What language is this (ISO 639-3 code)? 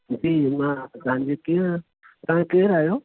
snd